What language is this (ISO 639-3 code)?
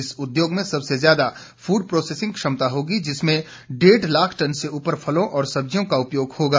hin